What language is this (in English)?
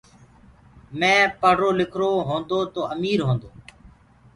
Gurgula